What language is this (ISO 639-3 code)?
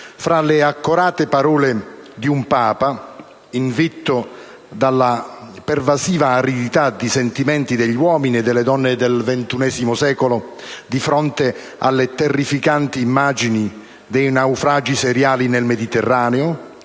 ita